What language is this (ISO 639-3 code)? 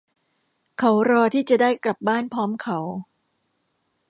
tha